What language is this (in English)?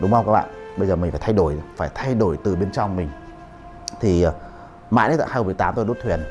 Vietnamese